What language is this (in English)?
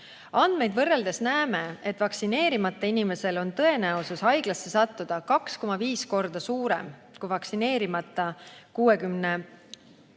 Estonian